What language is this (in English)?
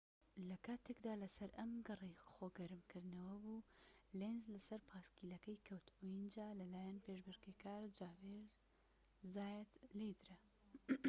Central Kurdish